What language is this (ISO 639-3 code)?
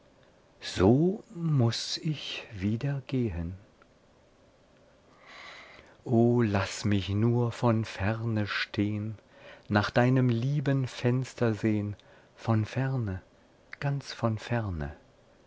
deu